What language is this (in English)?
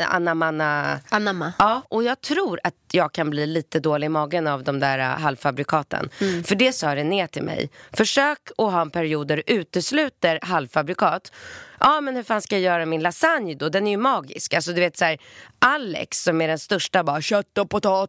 Swedish